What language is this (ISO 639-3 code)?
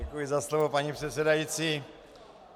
ces